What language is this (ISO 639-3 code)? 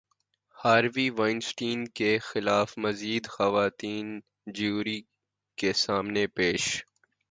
urd